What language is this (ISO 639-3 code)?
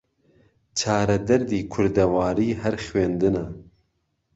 ckb